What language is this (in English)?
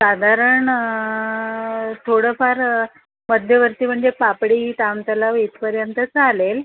Marathi